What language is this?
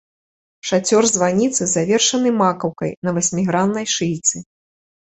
Belarusian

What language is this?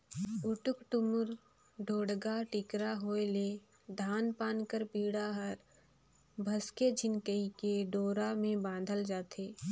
Chhattisgarhi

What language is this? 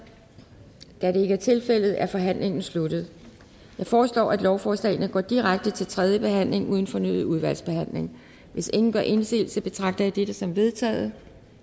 Danish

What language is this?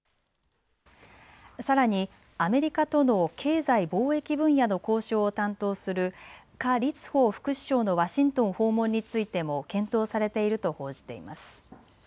Japanese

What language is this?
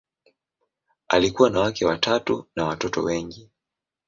Swahili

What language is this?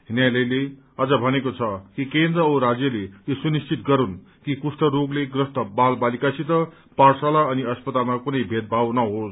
Nepali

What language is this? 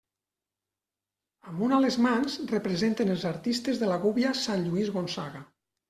Catalan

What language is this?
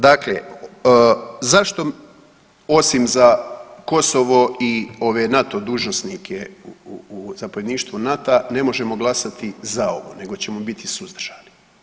Croatian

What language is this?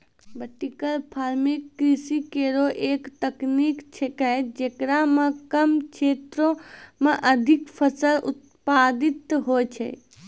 Maithili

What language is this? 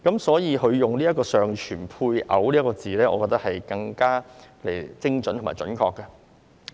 Cantonese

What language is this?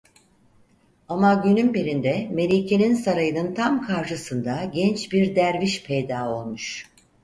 Turkish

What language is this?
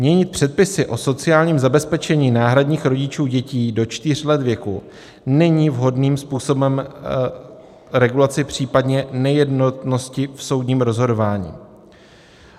Czech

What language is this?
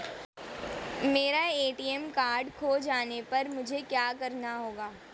Hindi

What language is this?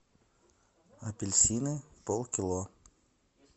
Russian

